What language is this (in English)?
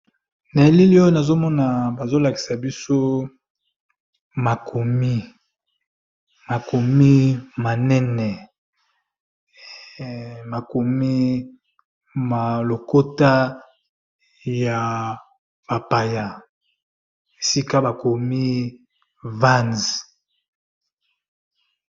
Lingala